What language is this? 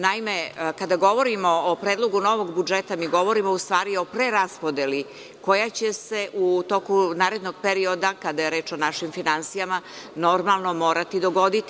Serbian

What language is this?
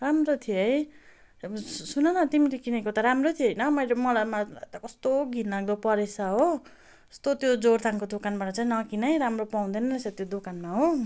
Nepali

